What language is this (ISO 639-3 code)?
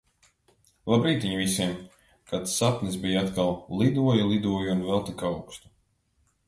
lav